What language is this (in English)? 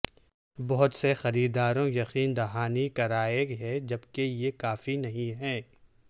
Urdu